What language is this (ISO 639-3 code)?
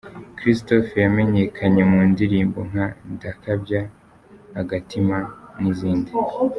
kin